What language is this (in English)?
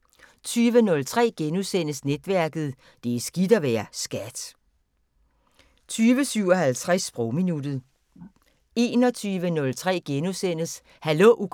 Danish